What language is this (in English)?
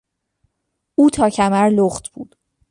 Persian